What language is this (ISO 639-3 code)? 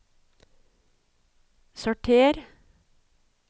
nor